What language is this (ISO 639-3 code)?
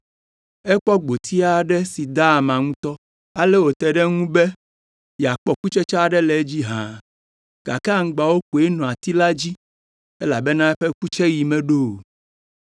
ewe